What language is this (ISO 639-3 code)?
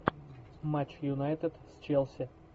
rus